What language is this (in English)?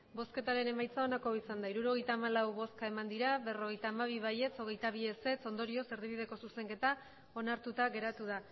Basque